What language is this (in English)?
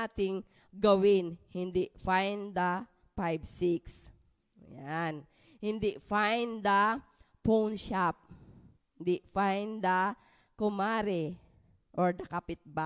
Filipino